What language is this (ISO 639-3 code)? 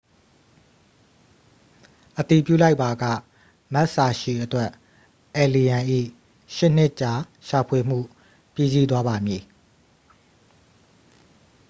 mya